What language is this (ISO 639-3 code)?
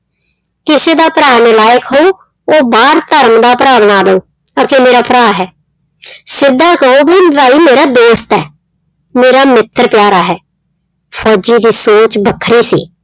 pan